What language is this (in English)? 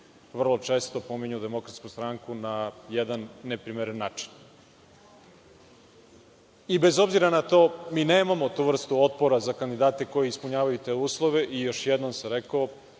Serbian